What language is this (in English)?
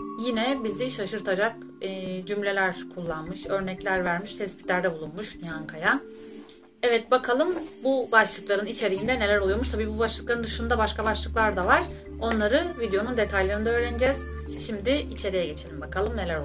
Turkish